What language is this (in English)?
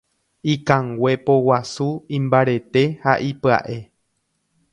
Guarani